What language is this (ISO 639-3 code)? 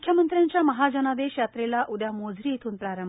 mar